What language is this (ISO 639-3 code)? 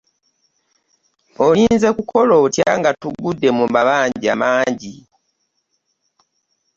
lug